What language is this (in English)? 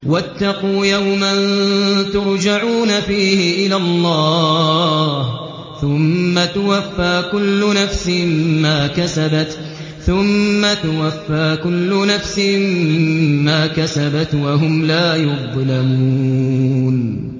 Arabic